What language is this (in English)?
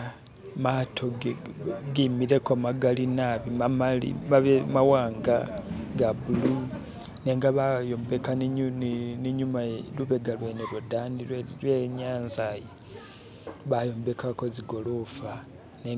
Masaaba